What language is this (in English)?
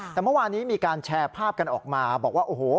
Thai